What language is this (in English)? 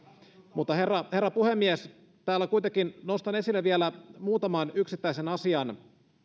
Finnish